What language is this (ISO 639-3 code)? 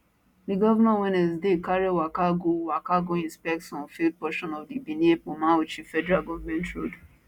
pcm